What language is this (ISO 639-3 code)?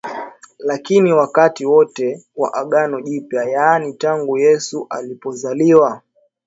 swa